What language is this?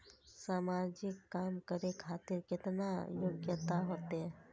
Maithili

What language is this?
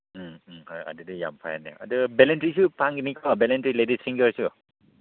Manipuri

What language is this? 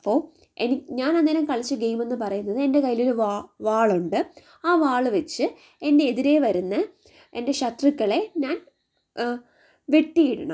Malayalam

